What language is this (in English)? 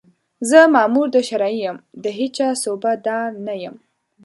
Pashto